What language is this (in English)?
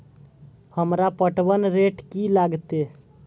Maithili